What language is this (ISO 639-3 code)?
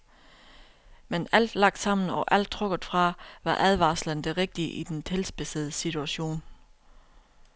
dan